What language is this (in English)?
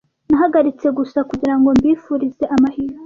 Kinyarwanda